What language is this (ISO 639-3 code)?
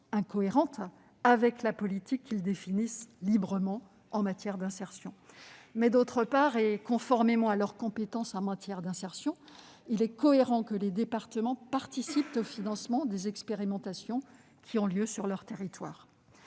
fra